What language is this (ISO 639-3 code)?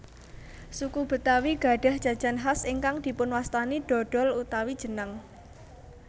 jav